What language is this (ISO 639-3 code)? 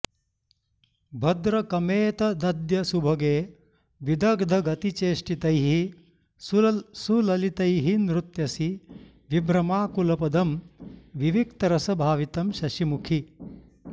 san